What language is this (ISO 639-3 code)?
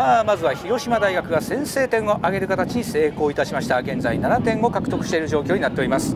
jpn